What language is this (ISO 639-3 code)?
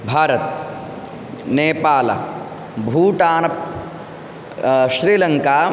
san